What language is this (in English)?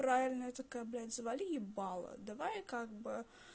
Russian